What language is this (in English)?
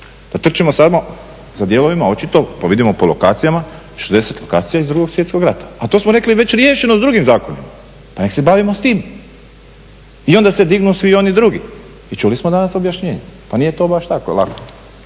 Croatian